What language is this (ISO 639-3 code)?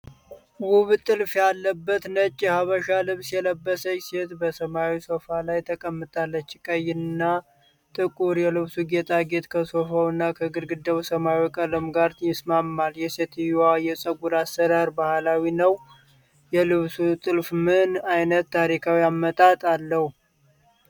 amh